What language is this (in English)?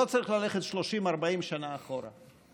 Hebrew